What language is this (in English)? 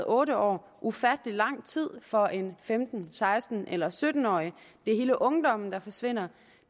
Danish